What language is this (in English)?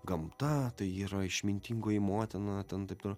Lithuanian